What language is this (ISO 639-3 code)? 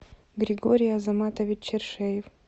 rus